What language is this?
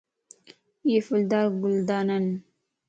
Lasi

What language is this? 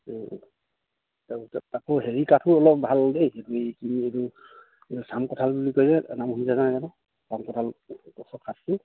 Assamese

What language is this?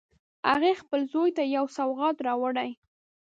Pashto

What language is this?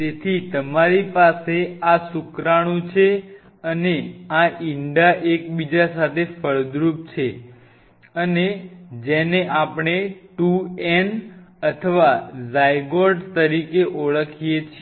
Gujarati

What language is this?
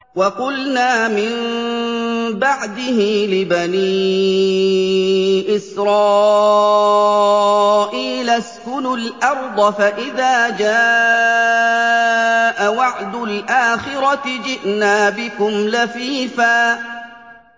Arabic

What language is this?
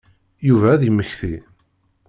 Kabyle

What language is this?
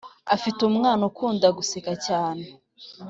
Kinyarwanda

